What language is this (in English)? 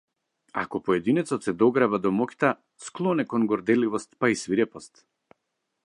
Macedonian